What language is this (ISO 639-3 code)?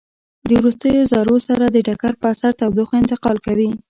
pus